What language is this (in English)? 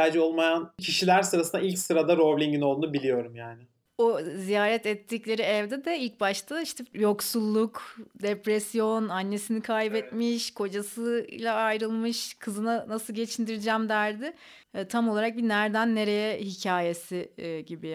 Turkish